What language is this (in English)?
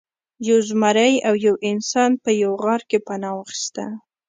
Pashto